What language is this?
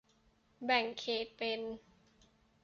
Thai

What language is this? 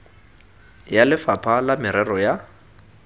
Tswana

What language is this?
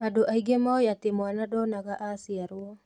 Kikuyu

